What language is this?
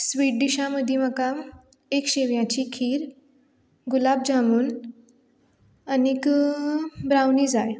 Konkani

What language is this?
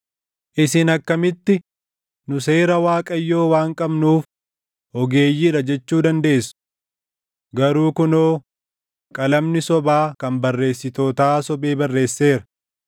Oromo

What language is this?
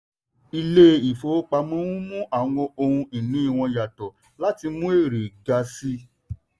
Yoruba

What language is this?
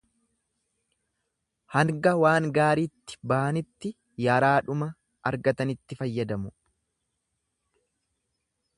Oromo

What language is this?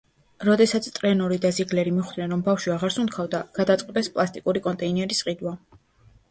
Georgian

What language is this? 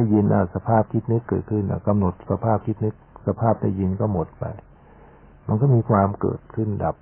Thai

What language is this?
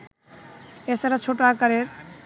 Bangla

